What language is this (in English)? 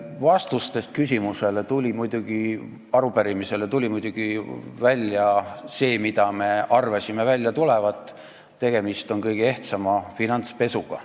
Estonian